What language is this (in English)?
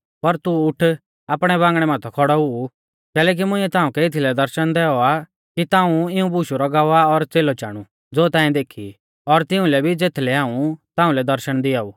Mahasu Pahari